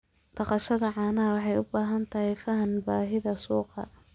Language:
Somali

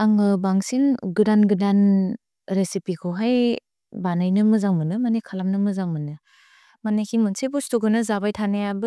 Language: Bodo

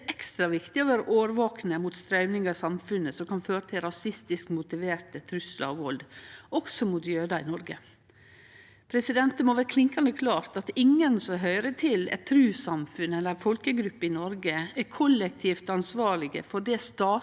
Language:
Norwegian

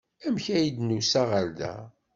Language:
Kabyle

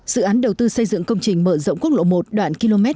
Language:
Vietnamese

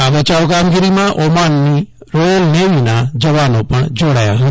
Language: Gujarati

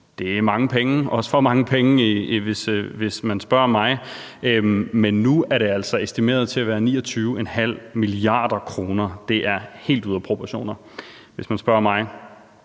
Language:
Danish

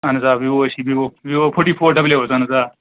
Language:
Kashmiri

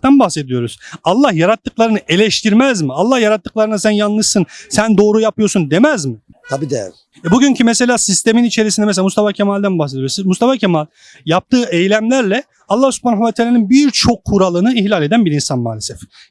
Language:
Turkish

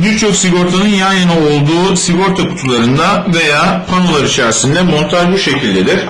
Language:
Turkish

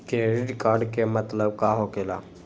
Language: Magahi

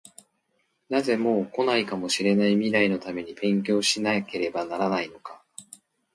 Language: Japanese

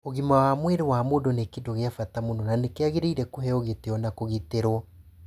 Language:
Kikuyu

